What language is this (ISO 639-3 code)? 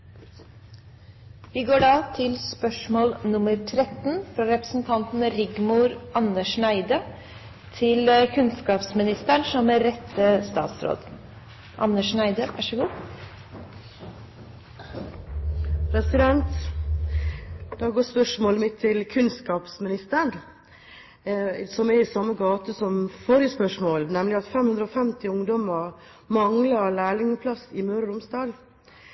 nor